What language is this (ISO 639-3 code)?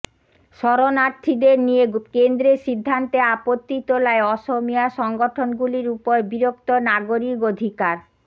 ben